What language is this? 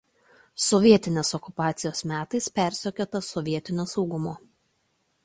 Lithuanian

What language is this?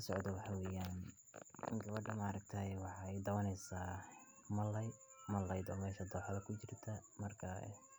Somali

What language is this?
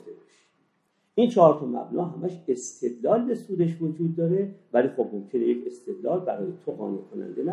Persian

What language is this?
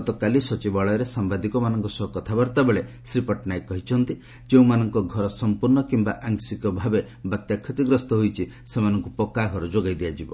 Odia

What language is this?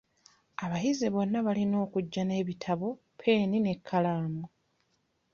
Ganda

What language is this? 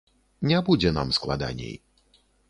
Belarusian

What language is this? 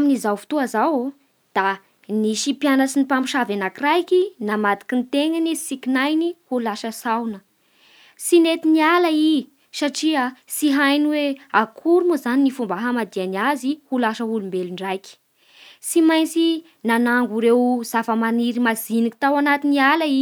Bara Malagasy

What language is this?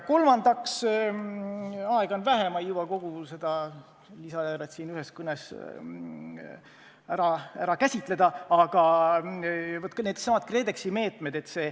Estonian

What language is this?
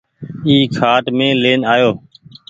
Goaria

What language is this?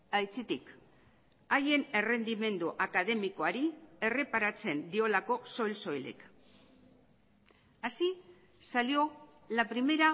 Basque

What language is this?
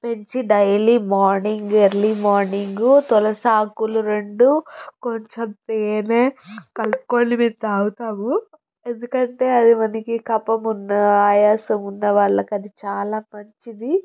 Telugu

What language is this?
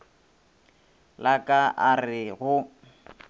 Northern Sotho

